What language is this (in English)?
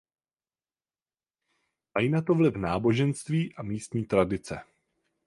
Czech